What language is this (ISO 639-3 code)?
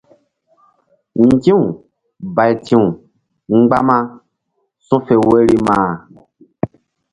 mdd